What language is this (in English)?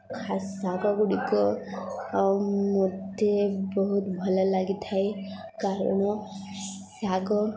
Odia